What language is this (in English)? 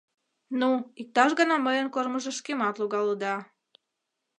Mari